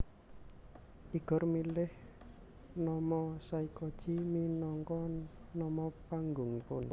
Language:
Javanese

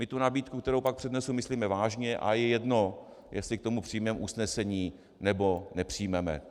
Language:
Czech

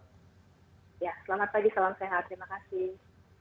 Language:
Indonesian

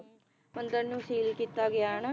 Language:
Punjabi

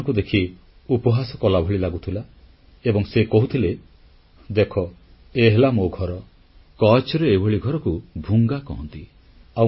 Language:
Odia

